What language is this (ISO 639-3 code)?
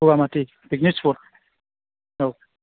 brx